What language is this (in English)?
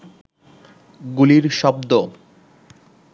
Bangla